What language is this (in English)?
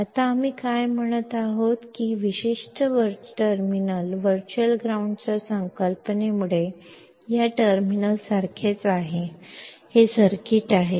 Kannada